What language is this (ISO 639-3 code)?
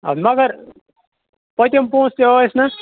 kas